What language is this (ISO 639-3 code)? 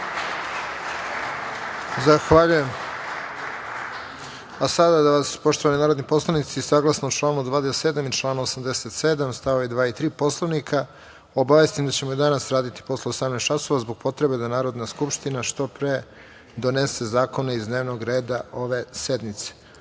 srp